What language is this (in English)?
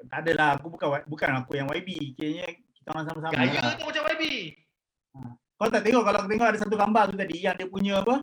Malay